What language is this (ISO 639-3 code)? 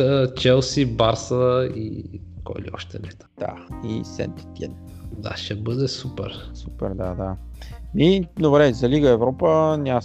bul